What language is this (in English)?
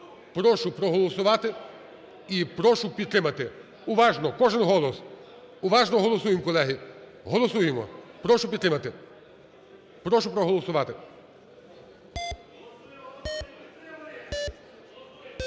Ukrainian